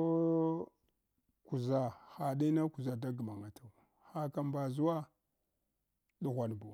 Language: Hwana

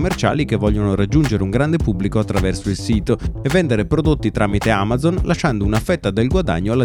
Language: Italian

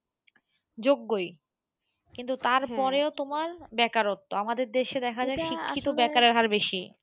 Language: Bangla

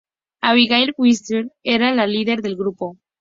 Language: Spanish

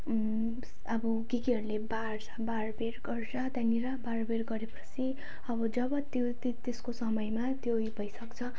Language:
Nepali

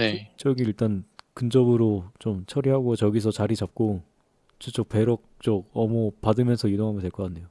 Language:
Korean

